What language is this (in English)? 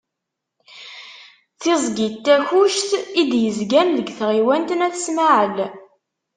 Kabyle